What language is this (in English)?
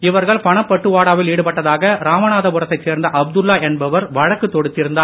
Tamil